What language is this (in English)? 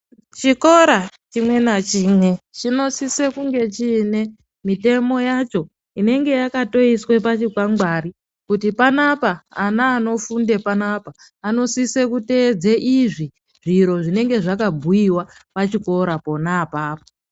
Ndau